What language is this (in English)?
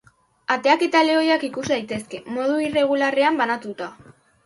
Basque